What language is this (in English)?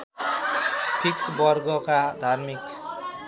Nepali